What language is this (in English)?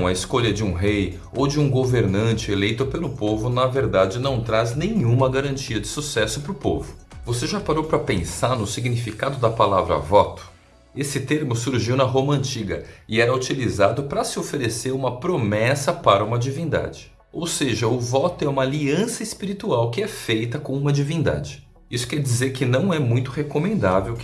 Portuguese